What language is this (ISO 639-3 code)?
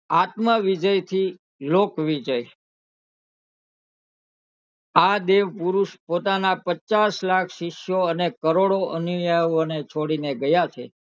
guj